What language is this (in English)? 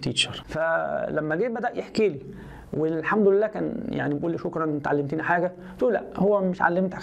Arabic